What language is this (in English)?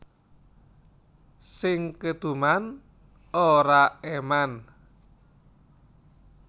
Javanese